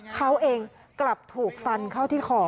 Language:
Thai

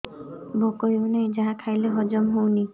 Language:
Odia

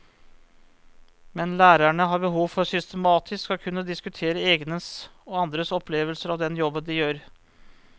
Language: Norwegian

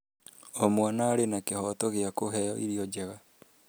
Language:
Kikuyu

